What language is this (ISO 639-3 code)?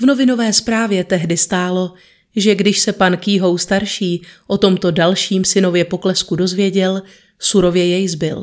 ces